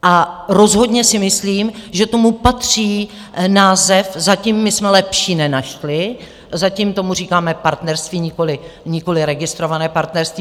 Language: Czech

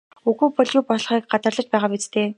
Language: Mongolian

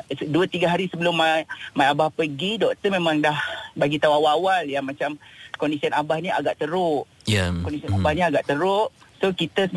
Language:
Malay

